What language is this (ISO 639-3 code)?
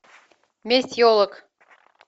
rus